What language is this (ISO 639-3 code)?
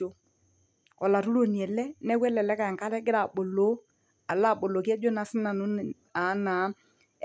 mas